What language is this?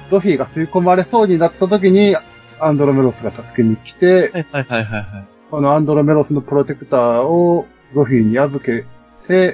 Japanese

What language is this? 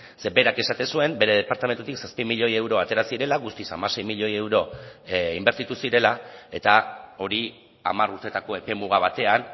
Basque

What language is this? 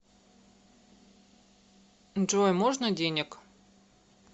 Russian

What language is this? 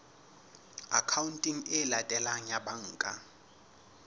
Southern Sotho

